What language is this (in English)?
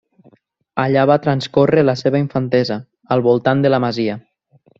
Catalan